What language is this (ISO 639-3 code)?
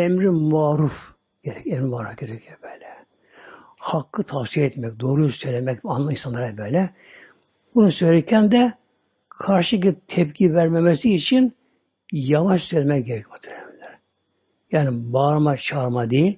tur